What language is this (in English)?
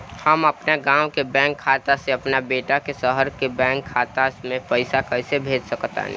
Bhojpuri